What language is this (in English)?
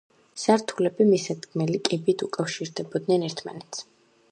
Georgian